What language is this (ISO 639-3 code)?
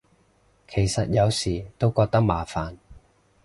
yue